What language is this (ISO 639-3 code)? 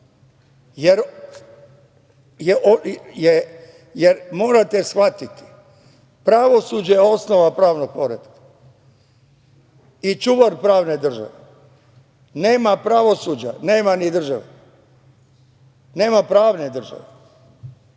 srp